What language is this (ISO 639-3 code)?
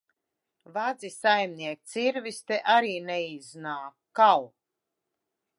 lav